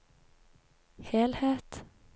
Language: Norwegian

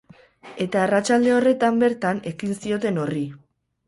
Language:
Basque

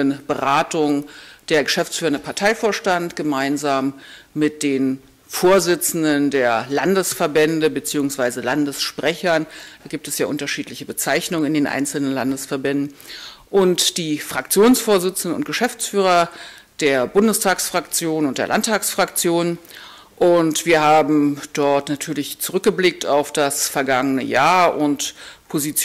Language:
German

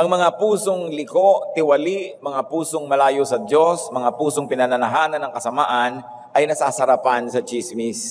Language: Filipino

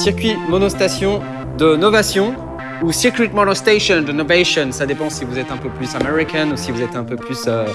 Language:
French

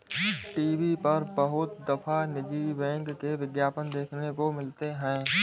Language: Hindi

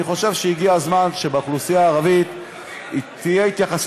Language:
Hebrew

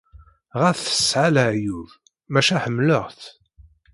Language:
Kabyle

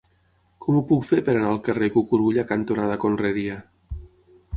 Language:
Catalan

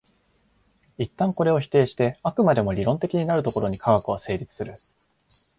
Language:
Japanese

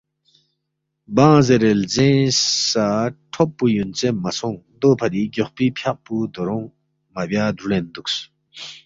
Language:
Balti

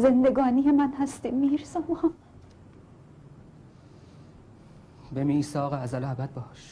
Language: Persian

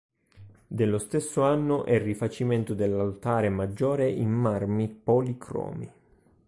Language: Italian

